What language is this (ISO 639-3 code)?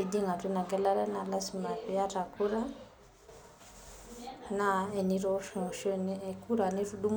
mas